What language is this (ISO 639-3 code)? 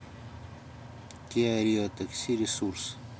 rus